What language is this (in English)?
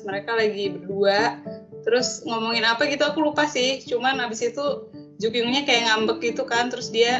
Indonesian